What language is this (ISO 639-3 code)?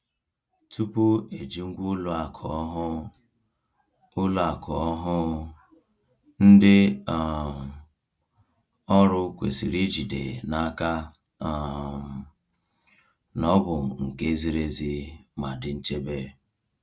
ibo